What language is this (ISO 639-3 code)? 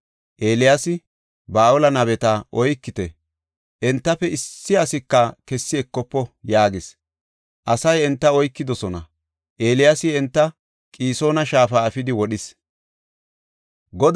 gof